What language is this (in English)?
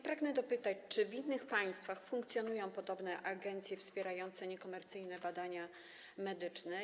Polish